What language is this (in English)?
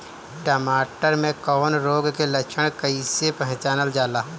Bhojpuri